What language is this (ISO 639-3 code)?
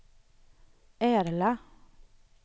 swe